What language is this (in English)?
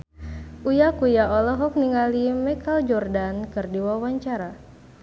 Sundanese